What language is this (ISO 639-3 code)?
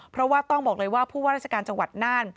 tha